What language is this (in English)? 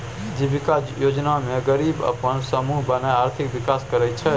Maithili